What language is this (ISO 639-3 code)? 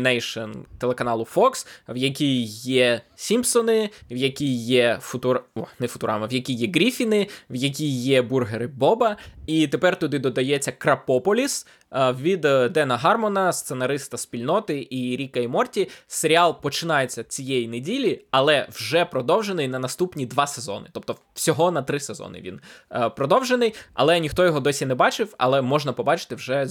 ukr